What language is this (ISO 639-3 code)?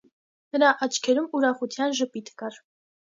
hye